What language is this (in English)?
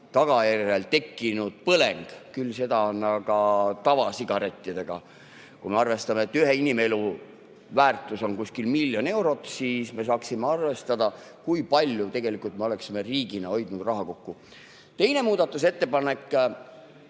Estonian